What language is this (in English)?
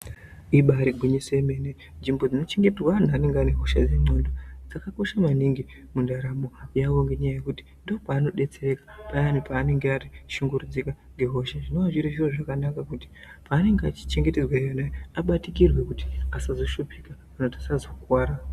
Ndau